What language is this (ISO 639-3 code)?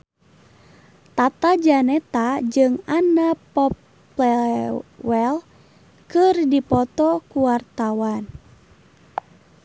sun